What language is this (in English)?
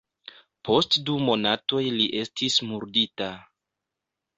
Esperanto